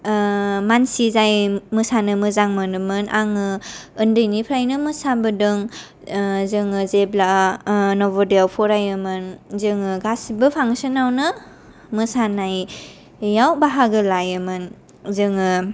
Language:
Bodo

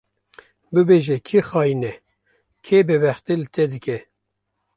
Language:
Kurdish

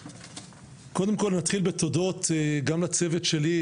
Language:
Hebrew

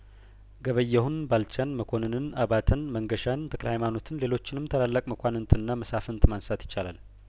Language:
Amharic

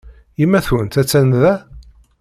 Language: Kabyle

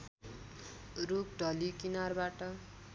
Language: Nepali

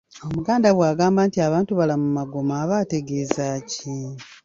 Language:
Ganda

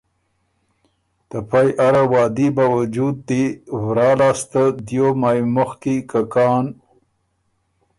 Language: Ormuri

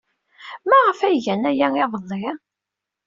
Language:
Kabyle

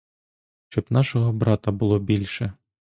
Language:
Ukrainian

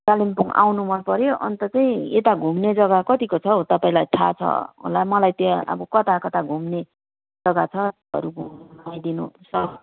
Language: Nepali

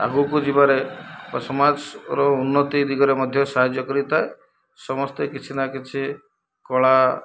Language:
Odia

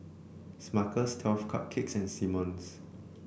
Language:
English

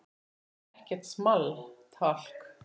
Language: Icelandic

